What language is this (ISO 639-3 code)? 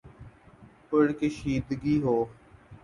urd